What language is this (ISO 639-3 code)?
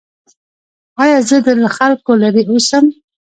pus